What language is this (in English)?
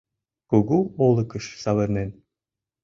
Mari